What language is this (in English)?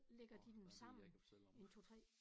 Danish